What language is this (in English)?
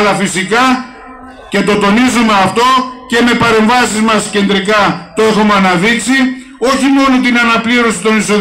Greek